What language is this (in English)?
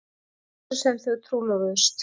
Icelandic